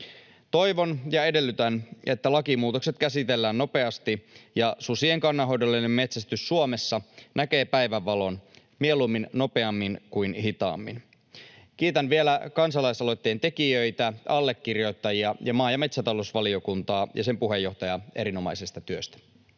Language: Finnish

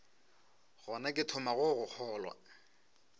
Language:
Northern Sotho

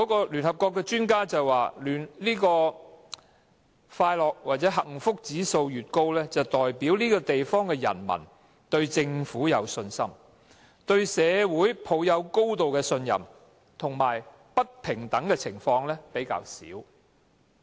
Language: Cantonese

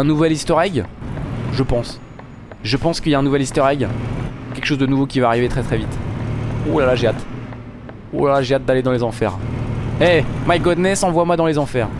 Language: French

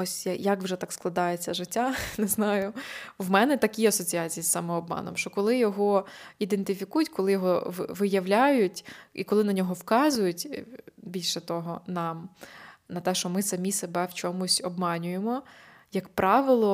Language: Ukrainian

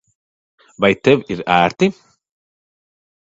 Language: Latvian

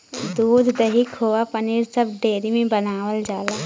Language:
Bhojpuri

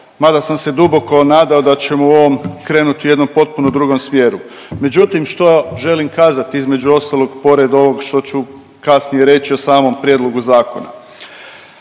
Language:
Croatian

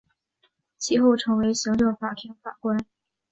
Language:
Chinese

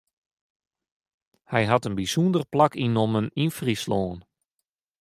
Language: Western Frisian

